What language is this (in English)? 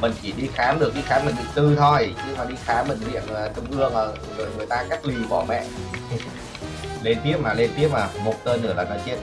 Vietnamese